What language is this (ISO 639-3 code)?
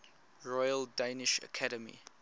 eng